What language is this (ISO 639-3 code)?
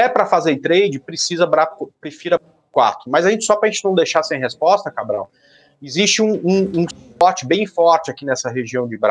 por